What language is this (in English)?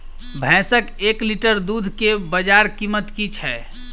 Maithili